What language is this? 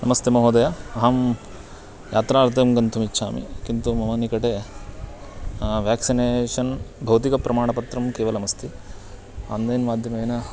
Sanskrit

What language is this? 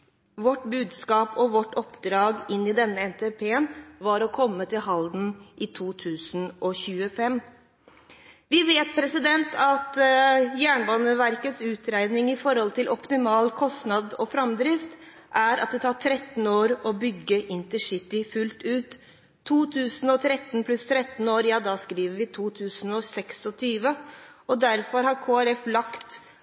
Norwegian Bokmål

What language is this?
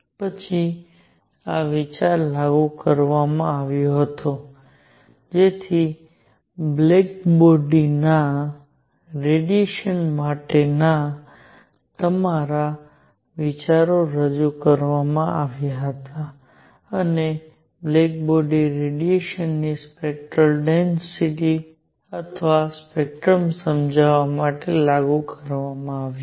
Gujarati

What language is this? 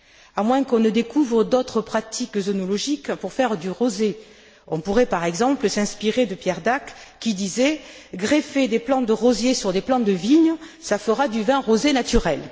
French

